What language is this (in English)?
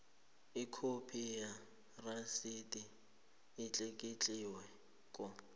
South Ndebele